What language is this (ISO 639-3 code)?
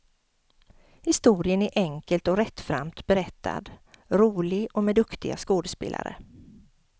swe